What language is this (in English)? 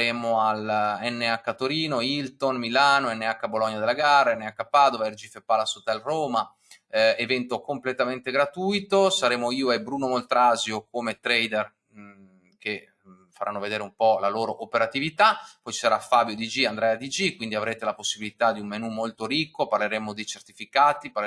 Italian